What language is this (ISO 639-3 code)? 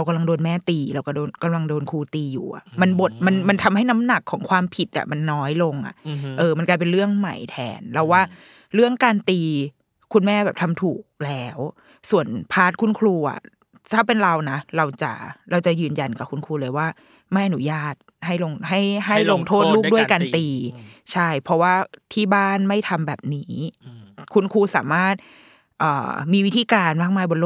tha